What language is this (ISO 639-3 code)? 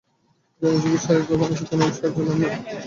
ben